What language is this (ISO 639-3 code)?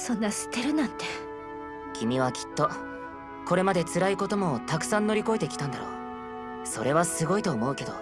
jpn